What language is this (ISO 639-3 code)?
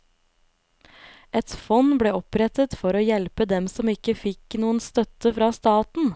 nor